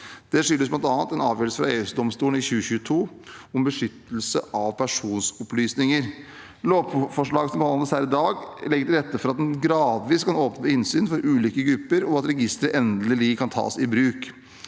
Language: Norwegian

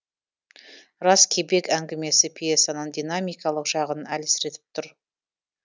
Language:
Kazakh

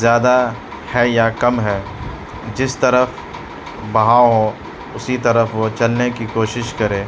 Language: Urdu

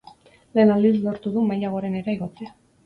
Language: Basque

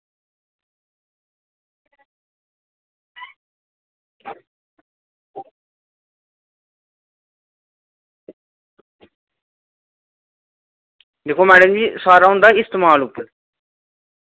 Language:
Dogri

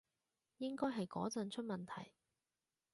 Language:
Cantonese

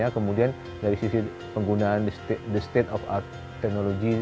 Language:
Indonesian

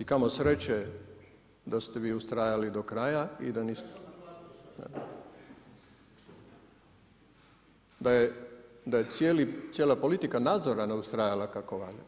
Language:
Croatian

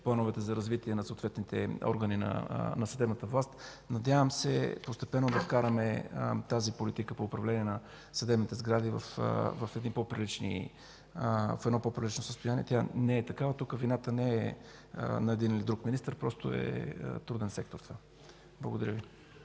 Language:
Bulgarian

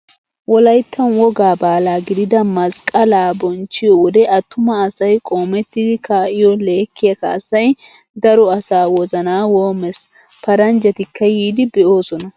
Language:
Wolaytta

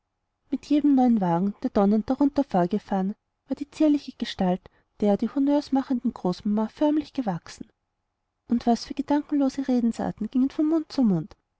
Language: German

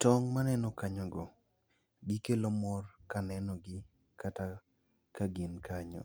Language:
Luo (Kenya and Tanzania)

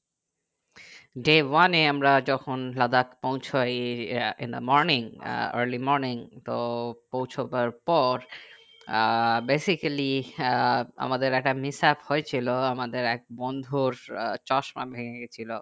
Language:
Bangla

